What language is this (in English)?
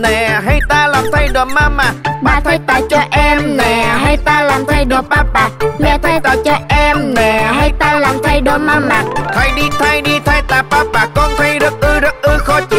Vietnamese